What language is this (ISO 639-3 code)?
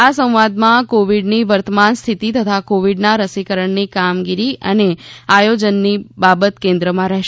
guj